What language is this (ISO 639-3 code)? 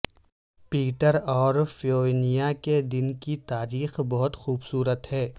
urd